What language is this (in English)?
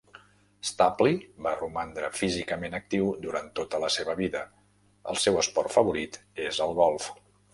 Catalan